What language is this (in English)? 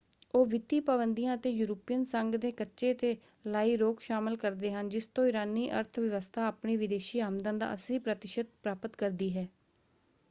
Punjabi